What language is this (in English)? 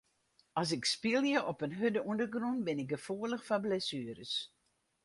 Western Frisian